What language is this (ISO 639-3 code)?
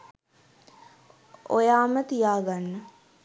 sin